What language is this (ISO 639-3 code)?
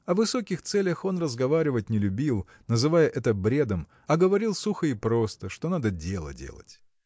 rus